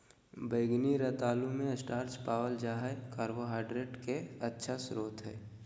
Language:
Magahi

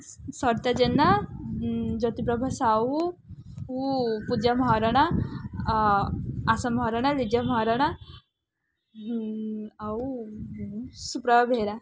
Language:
Odia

